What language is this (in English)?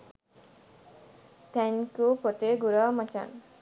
Sinhala